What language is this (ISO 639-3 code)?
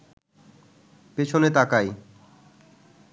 ben